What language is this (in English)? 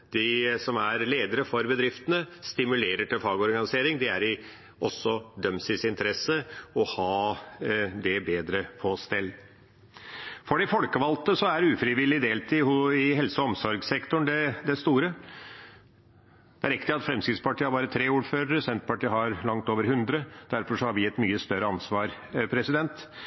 Norwegian Bokmål